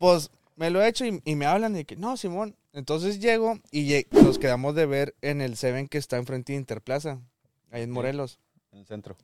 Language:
Spanish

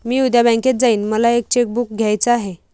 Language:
Marathi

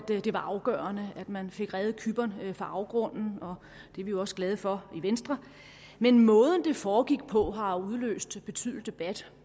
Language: Danish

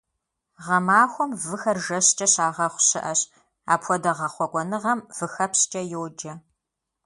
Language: Kabardian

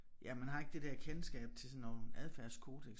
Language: Danish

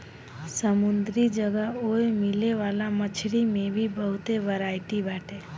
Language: Bhojpuri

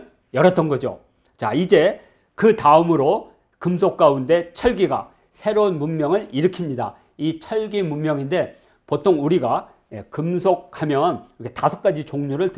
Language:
Korean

